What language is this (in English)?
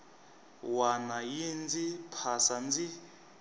Tsonga